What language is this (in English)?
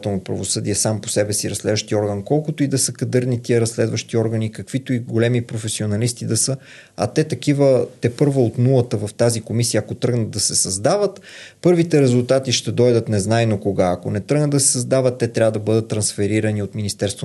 Bulgarian